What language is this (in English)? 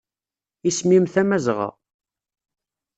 Kabyle